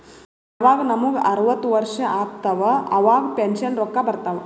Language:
Kannada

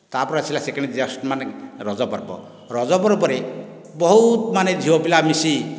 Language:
Odia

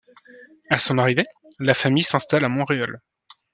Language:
French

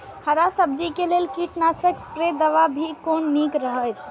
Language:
Maithili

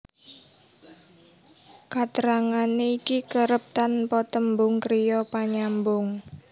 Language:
Javanese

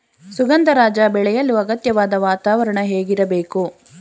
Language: Kannada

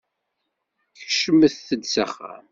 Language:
Kabyle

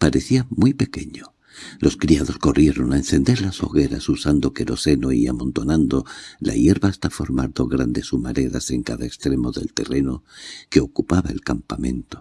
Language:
Spanish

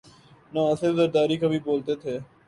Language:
Urdu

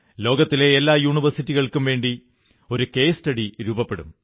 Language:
Malayalam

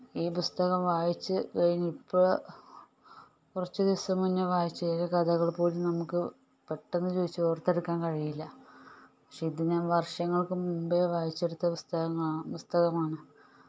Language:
Malayalam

